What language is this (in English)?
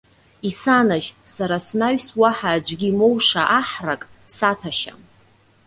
Abkhazian